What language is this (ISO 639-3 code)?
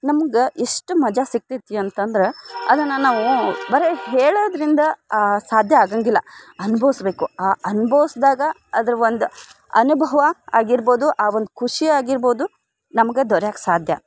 kan